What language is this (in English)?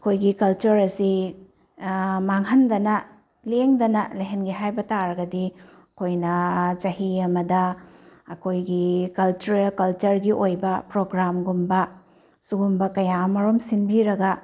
Manipuri